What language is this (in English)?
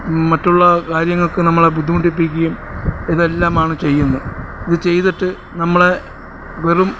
Malayalam